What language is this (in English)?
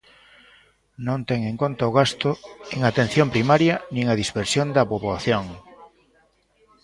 Galician